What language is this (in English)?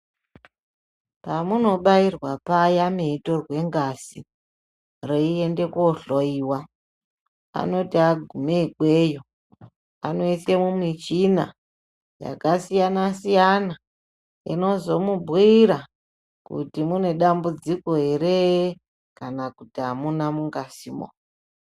Ndau